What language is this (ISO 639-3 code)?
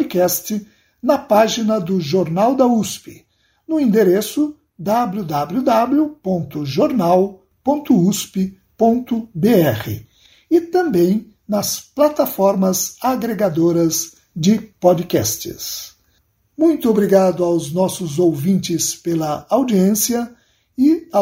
por